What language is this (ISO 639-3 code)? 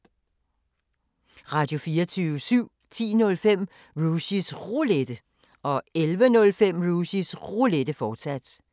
dan